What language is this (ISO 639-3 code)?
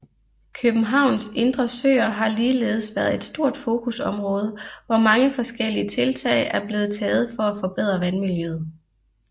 dan